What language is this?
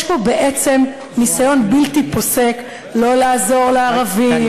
Hebrew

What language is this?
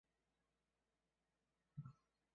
Chinese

